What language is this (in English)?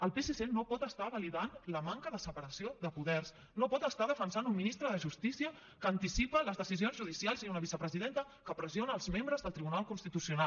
Catalan